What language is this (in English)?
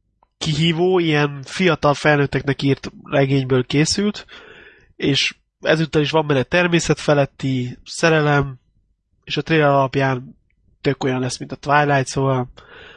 Hungarian